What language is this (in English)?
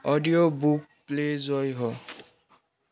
Nepali